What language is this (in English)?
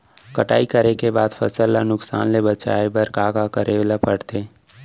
Chhattisgarhi